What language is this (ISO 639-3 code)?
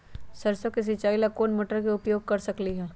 mag